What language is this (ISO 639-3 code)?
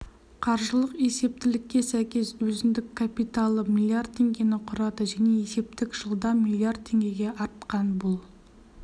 kaz